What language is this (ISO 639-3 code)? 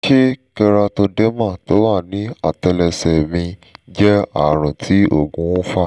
yor